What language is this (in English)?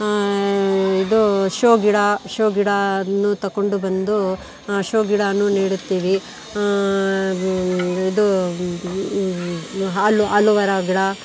Kannada